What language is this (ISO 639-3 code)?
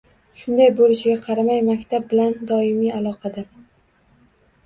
uzb